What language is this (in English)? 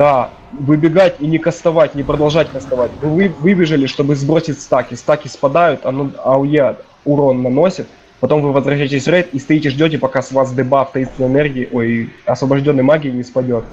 Russian